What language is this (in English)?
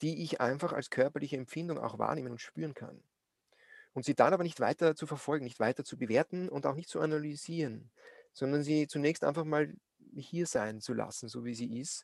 German